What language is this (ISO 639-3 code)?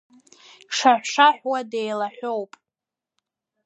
abk